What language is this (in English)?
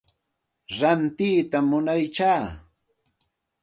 Santa Ana de Tusi Pasco Quechua